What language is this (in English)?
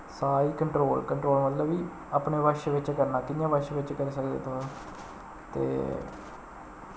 Dogri